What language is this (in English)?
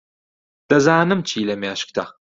Central Kurdish